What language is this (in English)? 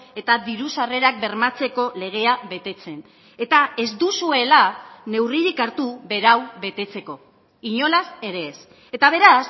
Basque